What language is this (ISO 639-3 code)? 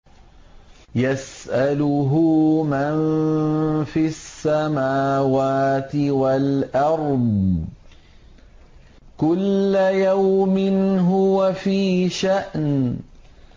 ara